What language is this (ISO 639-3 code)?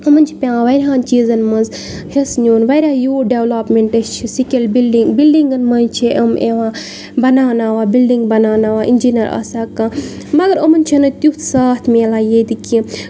kas